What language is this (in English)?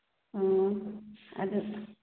Manipuri